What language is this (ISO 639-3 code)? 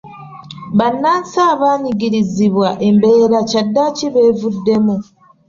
lug